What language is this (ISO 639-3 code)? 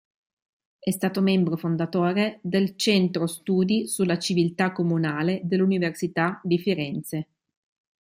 ita